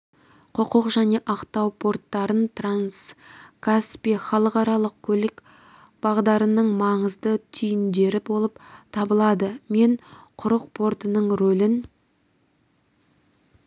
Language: Kazakh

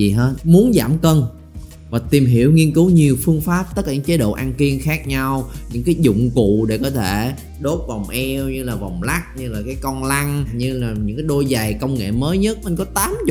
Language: Vietnamese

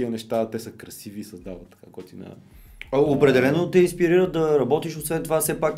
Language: Bulgarian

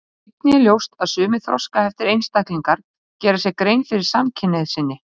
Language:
Icelandic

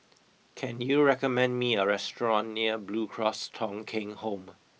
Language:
English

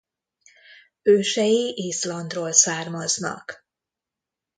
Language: Hungarian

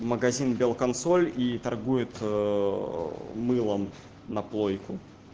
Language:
Russian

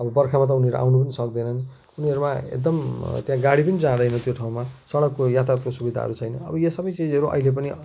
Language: Nepali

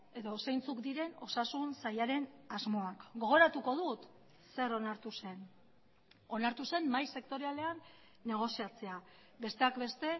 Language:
Basque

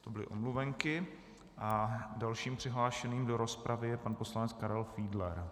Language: Czech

